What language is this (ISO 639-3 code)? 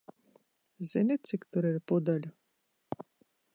lav